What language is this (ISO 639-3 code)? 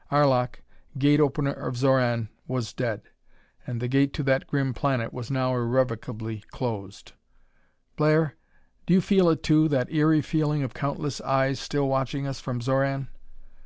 eng